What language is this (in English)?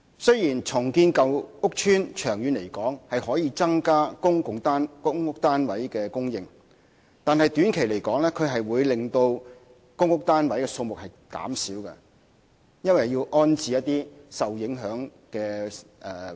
Cantonese